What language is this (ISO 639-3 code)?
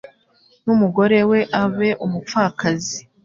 kin